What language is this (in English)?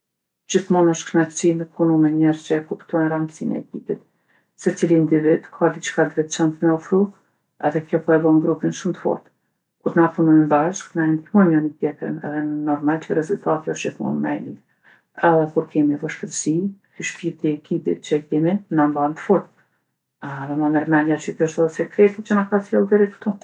Gheg Albanian